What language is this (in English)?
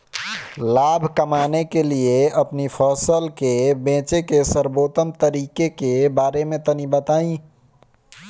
Bhojpuri